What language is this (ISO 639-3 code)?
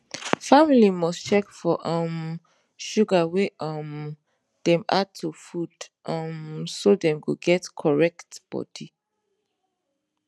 pcm